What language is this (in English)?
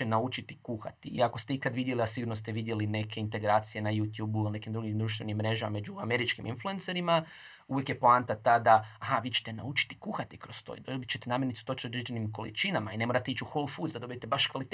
Croatian